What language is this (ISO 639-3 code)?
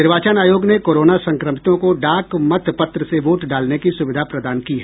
hin